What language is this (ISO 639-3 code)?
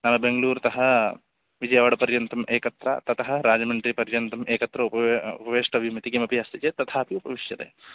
san